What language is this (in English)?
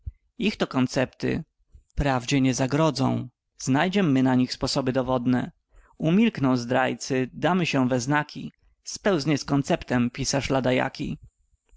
Polish